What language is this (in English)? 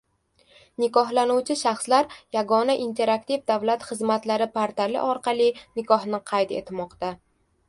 Uzbek